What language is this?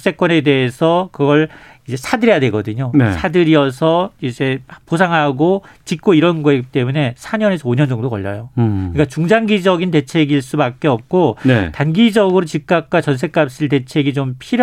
Korean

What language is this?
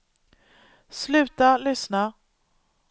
Swedish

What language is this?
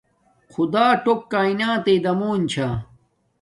Domaaki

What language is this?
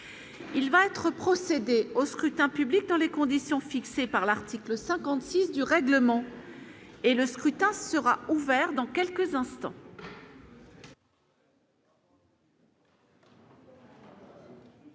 French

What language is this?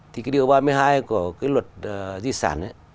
Vietnamese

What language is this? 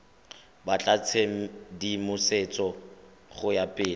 Tswana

